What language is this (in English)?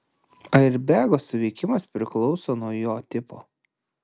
Lithuanian